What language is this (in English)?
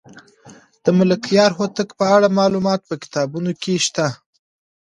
Pashto